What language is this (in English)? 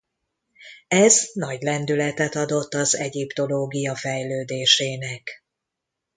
Hungarian